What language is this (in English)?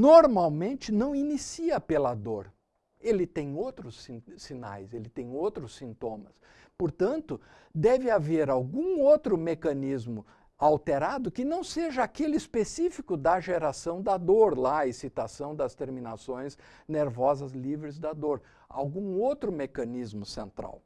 Portuguese